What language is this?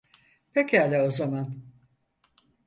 Turkish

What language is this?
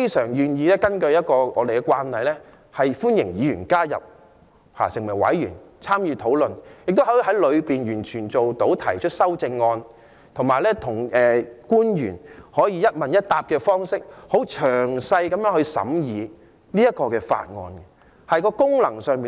Cantonese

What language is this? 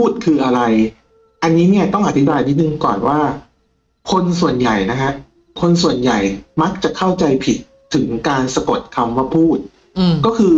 Thai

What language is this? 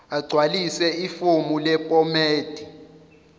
Zulu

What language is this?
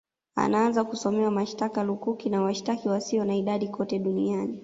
Swahili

